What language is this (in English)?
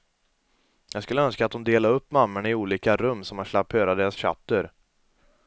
Swedish